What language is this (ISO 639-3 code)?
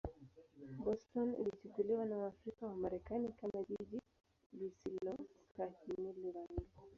swa